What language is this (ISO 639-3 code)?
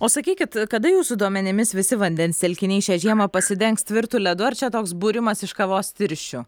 lit